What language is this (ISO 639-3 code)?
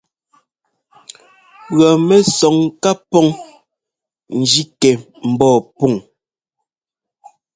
jgo